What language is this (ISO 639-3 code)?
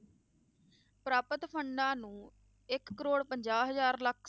pan